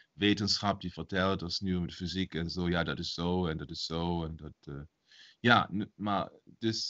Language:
Dutch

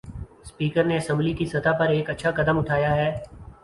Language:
Urdu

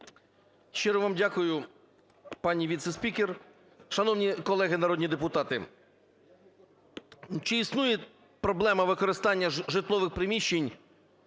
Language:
Ukrainian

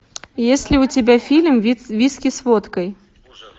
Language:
Russian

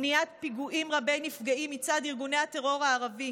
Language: Hebrew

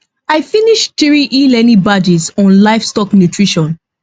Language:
Nigerian Pidgin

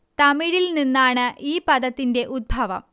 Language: Malayalam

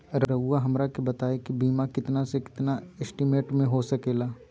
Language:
Magahi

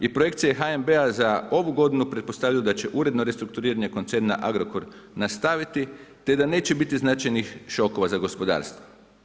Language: Croatian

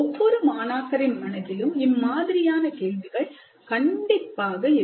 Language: Tamil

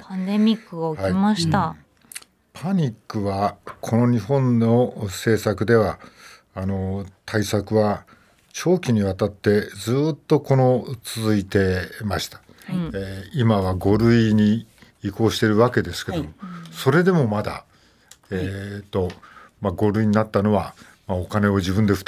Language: Japanese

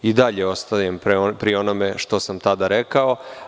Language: Serbian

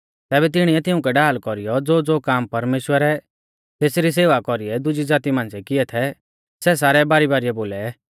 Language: Mahasu Pahari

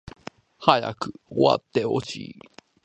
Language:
Japanese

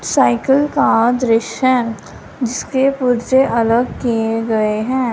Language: Hindi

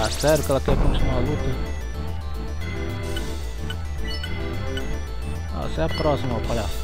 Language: Portuguese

